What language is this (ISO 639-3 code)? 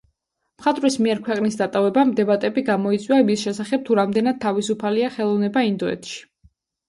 kat